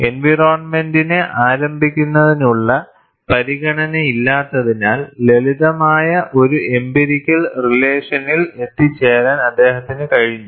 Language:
Malayalam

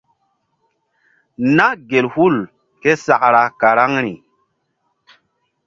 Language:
Mbum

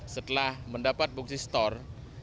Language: Indonesian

